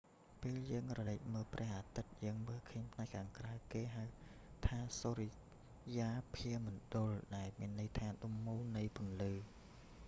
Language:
Khmer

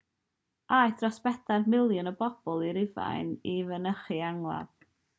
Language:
Welsh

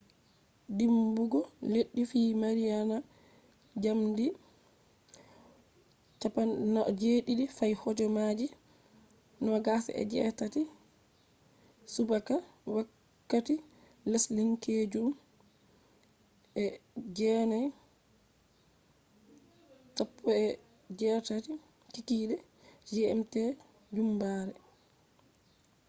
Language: Fula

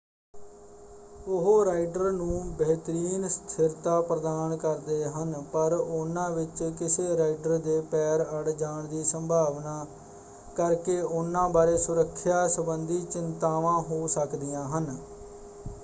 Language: Punjabi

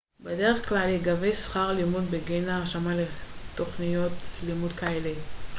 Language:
Hebrew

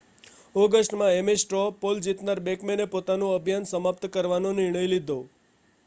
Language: Gujarati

